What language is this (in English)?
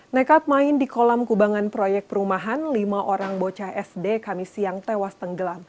Indonesian